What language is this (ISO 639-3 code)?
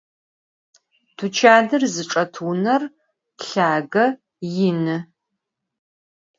ady